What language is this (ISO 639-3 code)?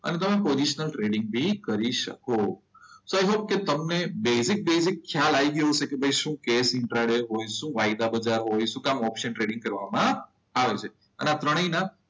guj